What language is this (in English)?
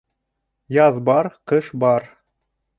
Bashkir